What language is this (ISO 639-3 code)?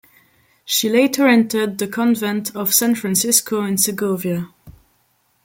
eng